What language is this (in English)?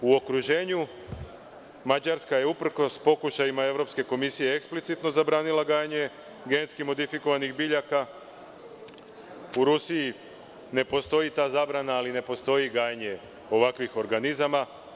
Serbian